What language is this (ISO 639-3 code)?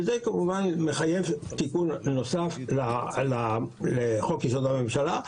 heb